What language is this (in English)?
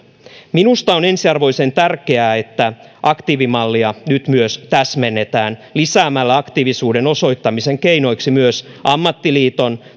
Finnish